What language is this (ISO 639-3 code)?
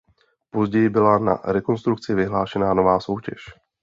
ces